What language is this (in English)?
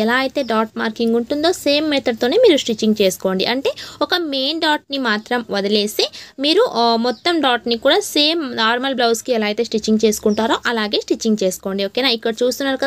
Telugu